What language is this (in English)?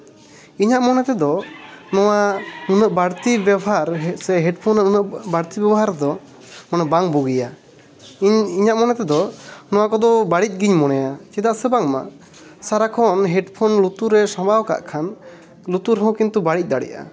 Santali